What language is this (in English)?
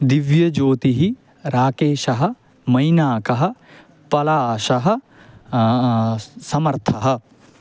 Sanskrit